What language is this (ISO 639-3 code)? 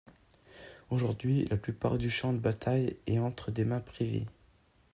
fra